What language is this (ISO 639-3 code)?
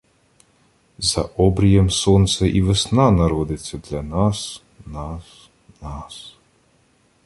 ukr